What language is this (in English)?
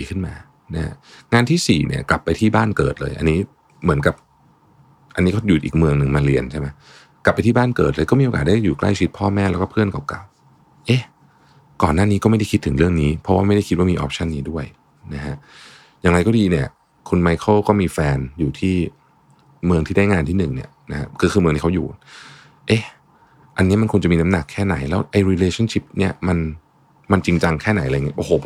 Thai